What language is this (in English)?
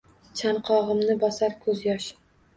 Uzbek